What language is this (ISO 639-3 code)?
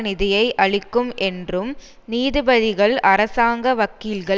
tam